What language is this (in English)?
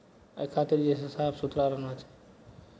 Maithili